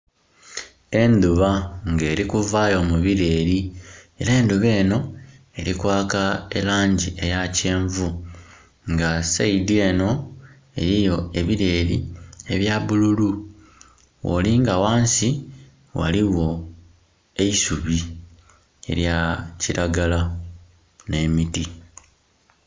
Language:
Soga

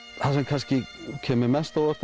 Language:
Icelandic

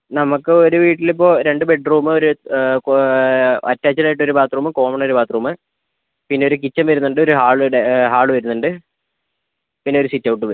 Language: Malayalam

